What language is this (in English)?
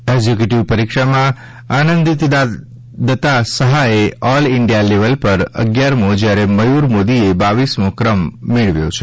Gujarati